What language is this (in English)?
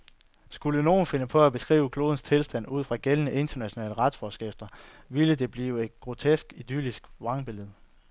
Danish